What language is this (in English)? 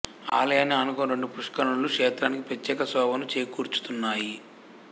Telugu